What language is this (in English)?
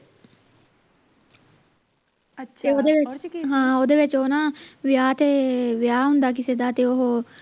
Punjabi